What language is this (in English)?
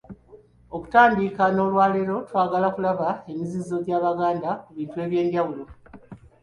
Ganda